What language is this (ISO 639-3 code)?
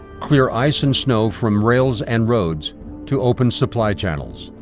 eng